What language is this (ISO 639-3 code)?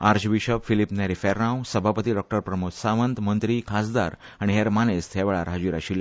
kok